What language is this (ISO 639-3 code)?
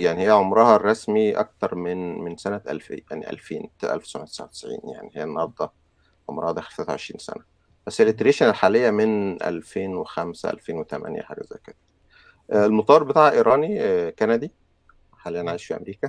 ara